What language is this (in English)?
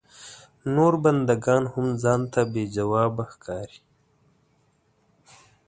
Pashto